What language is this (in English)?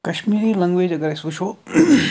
Kashmiri